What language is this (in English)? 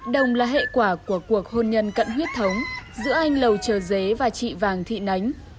Vietnamese